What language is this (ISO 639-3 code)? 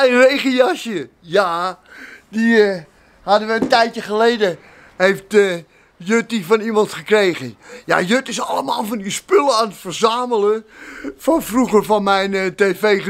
nld